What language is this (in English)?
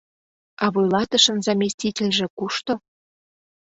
Mari